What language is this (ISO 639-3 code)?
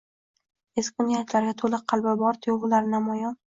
uzb